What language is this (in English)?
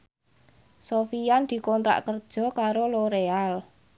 Javanese